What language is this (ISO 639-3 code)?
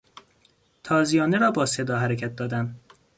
fas